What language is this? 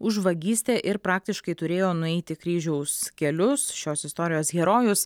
Lithuanian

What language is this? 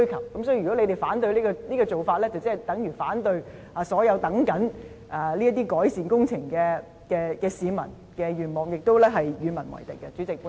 Cantonese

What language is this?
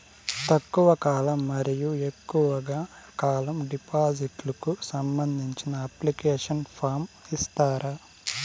Telugu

